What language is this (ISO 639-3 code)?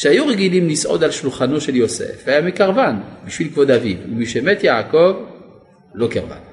heb